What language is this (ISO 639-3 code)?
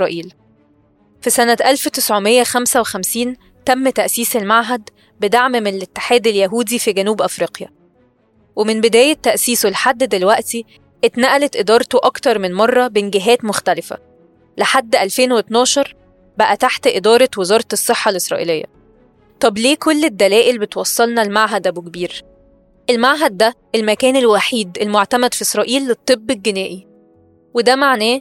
ara